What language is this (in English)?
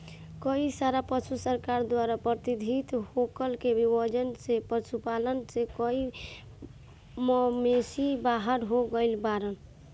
Bhojpuri